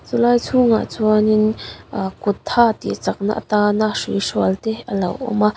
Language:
Mizo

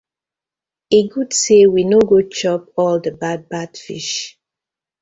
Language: Nigerian Pidgin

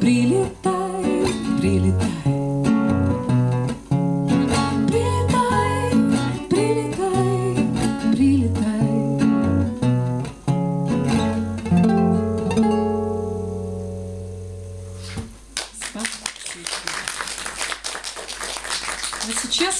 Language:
Russian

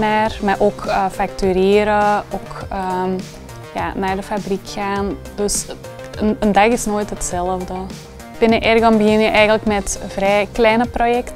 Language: Dutch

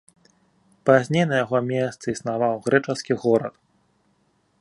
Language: Belarusian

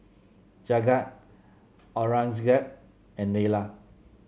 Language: English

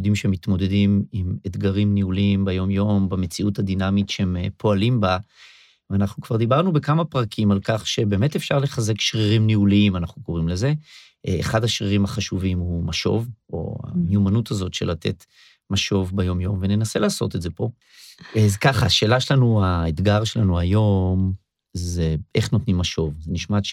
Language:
Hebrew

